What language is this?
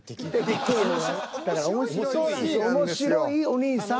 Japanese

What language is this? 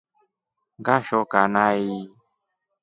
Rombo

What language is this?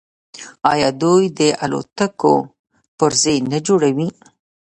Pashto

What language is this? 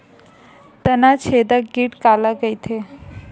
Chhattisgarhi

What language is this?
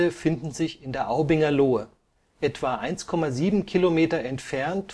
German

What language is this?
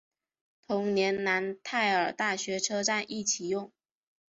Chinese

